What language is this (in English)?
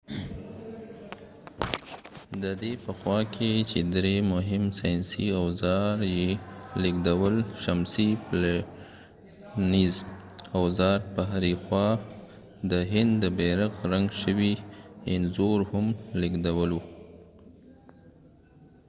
Pashto